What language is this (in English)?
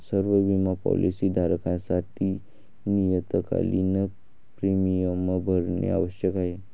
Marathi